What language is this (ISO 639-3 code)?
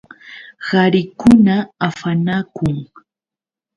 qux